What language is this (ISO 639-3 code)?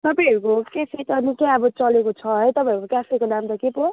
nep